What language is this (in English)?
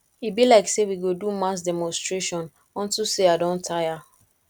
Nigerian Pidgin